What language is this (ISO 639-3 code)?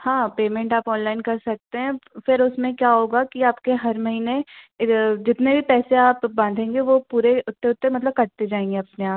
hin